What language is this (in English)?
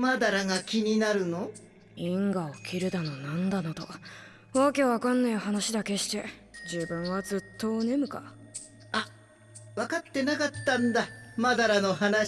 Japanese